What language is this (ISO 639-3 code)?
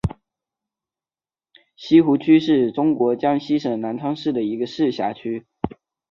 zho